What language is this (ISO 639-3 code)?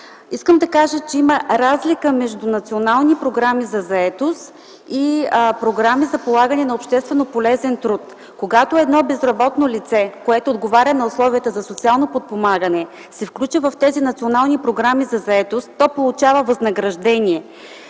bul